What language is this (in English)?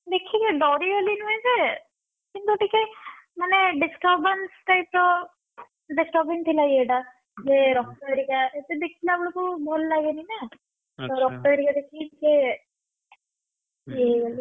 Odia